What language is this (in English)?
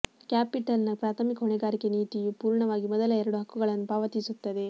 Kannada